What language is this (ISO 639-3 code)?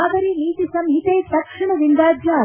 kan